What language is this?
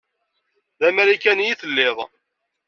Kabyle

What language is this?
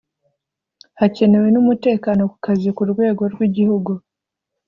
Kinyarwanda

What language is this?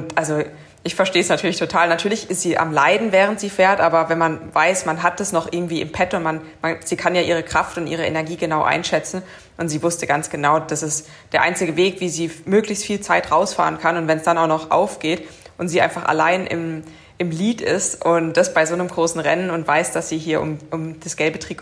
German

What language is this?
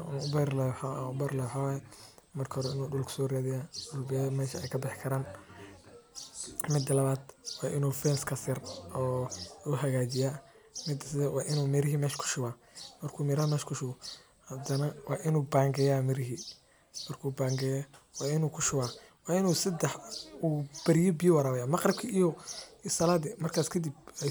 Somali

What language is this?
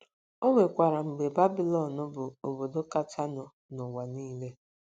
Igbo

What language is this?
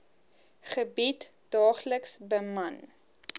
Afrikaans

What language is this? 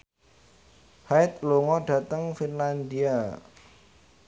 Javanese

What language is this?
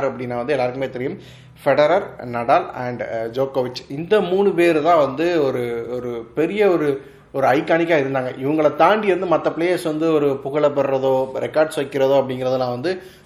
Tamil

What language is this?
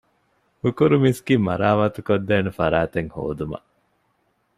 Divehi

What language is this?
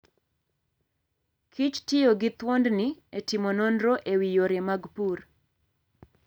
Luo (Kenya and Tanzania)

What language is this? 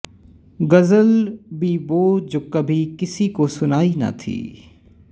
Punjabi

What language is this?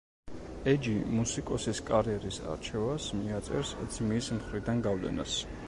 Georgian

